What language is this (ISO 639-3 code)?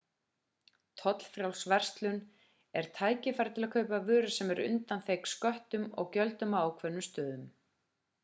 isl